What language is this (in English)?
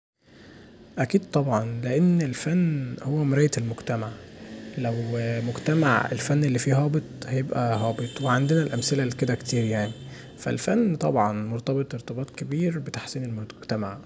Egyptian Arabic